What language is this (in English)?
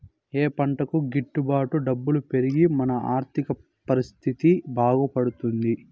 Telugu